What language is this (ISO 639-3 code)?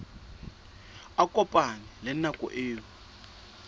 sot